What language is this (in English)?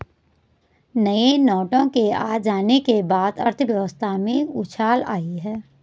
Hindi